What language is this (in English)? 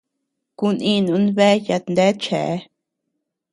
Tepeuxila Cuicatec